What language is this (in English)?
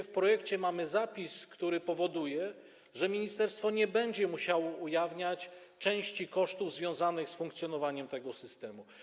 Polish